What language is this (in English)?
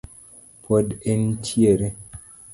Luo (Kenya and Tanzania)